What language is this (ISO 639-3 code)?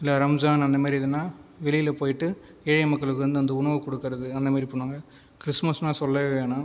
tam